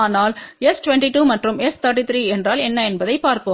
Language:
Tamil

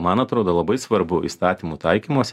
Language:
Lithuanian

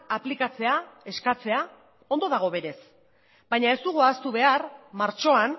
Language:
Basque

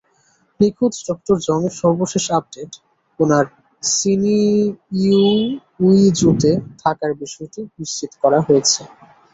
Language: Bangla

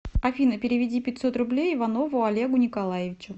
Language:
Russian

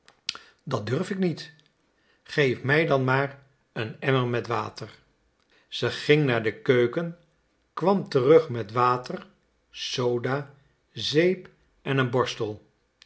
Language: Dutch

